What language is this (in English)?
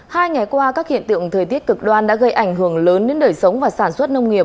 Vietnamese